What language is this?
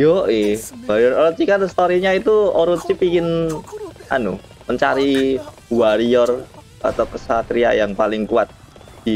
Indonesian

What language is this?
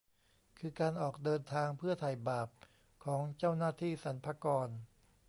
Thai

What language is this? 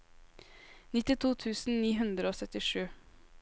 Norwegian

